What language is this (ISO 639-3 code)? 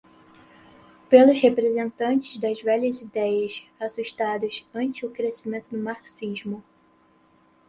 por